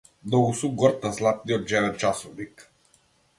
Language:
Macedonian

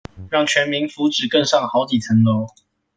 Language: Chinese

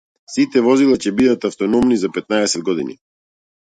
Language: Macedonian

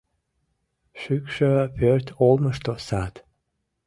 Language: Mari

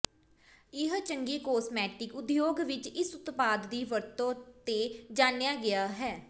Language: Punjabi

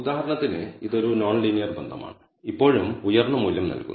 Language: Malayalam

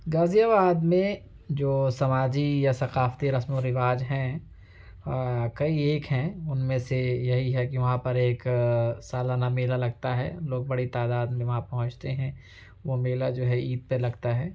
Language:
Urdu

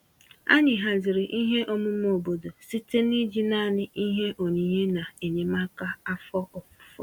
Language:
Igbo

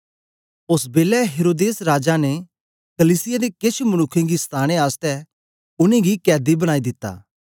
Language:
Dogri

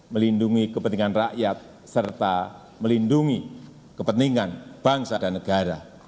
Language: Indonesian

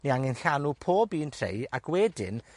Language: Welsh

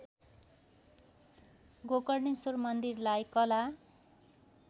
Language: Nepali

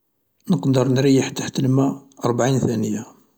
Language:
Algerian Arabic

